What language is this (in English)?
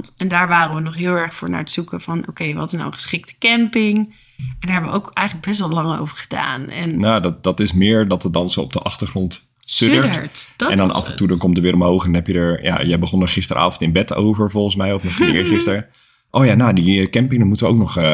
Dutch